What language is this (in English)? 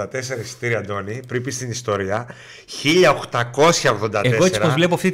Greek